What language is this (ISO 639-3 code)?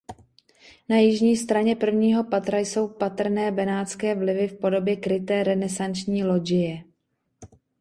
ces